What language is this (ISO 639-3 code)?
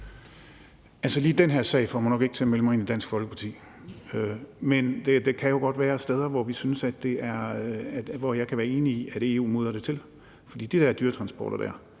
dan